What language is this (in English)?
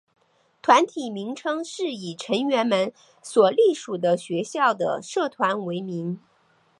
Chinese